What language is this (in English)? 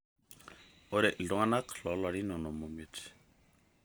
Masai